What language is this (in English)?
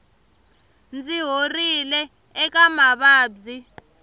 Tsonga